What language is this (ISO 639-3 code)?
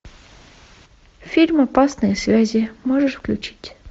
rus